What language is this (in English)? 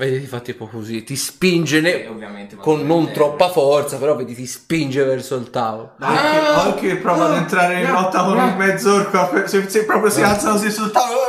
Italian